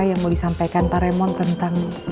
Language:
Indonesian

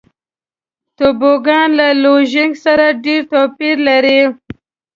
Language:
Pashto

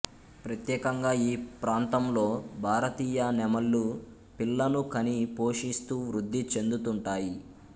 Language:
Telugu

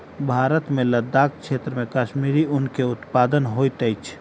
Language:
Maithili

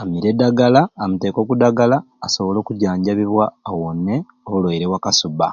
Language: Ruuli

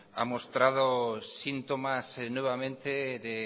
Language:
Spanish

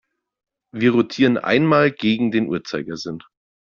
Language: German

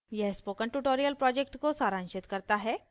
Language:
Hindi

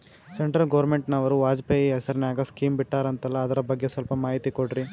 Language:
Kannada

